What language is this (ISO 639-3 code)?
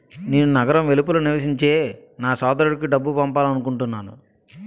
tel